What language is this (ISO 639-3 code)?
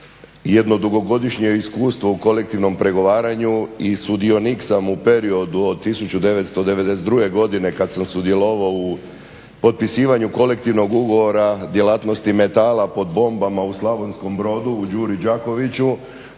hrv